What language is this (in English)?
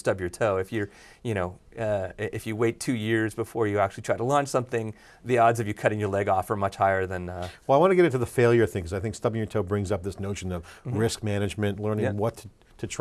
English